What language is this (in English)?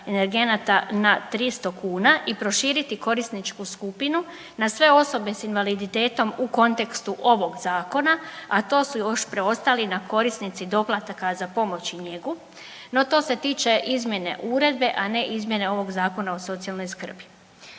Croatian